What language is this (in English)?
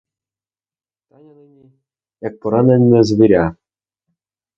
Ukrainian